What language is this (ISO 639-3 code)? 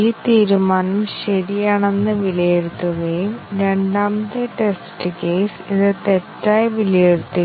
mal